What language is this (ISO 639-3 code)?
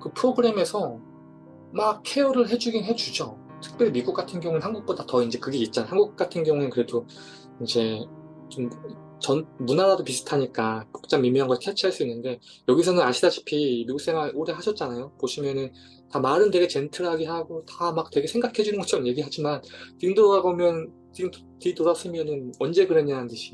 kor